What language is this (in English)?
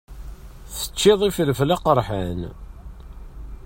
Kabyle